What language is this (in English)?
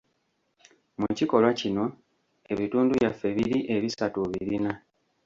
Ganda